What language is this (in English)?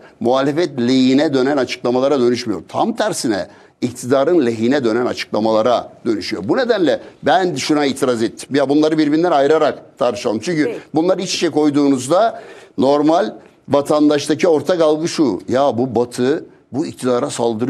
Turkish